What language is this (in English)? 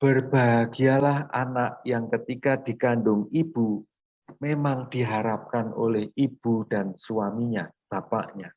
Indonesian